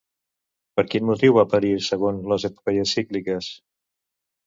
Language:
Catalan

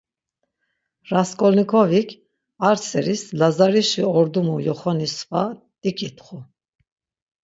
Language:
Laz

